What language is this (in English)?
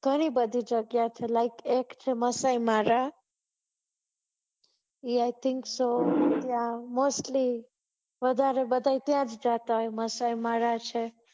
Gujarati